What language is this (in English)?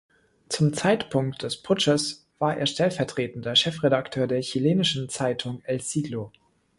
German